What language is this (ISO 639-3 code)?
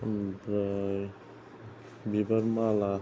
brx